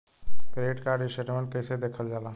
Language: Bhojpuri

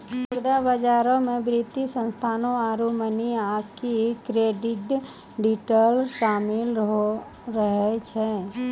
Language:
Maithili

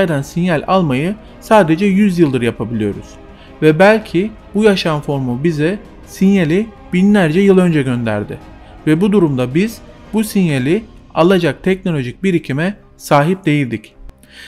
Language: Turkish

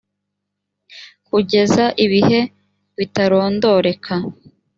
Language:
Kinyarwanda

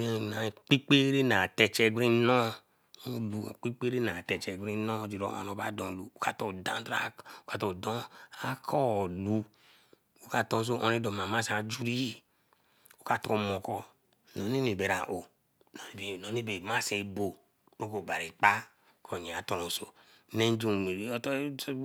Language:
Eleme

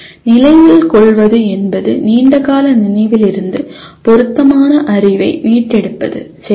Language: Tamil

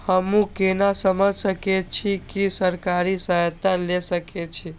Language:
Maithili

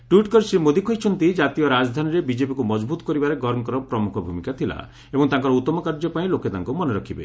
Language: Odia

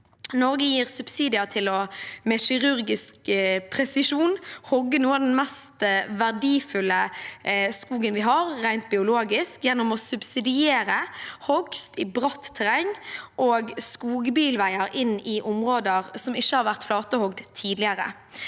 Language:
Norwegian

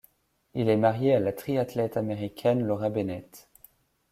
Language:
French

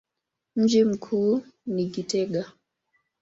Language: Swahili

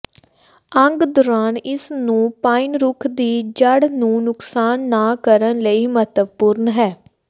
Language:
Punjabi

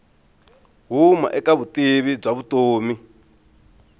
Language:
Tsonga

